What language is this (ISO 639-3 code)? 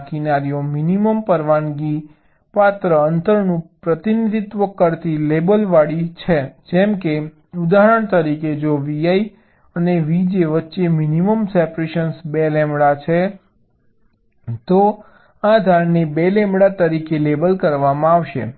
guj